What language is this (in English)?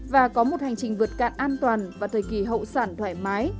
Vietnamese